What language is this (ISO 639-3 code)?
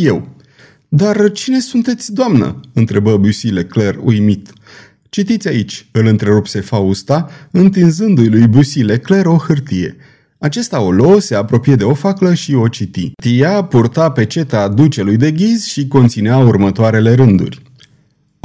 ron